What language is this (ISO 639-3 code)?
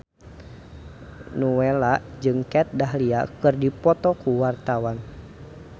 sun